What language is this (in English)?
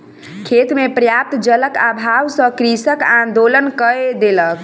Maithili